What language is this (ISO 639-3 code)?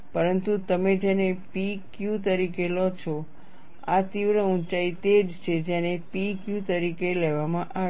guj